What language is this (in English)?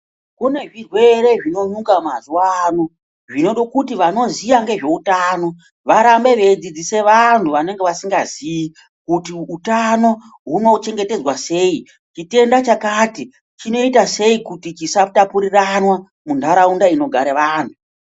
Ndau